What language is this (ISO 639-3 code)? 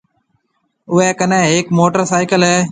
mve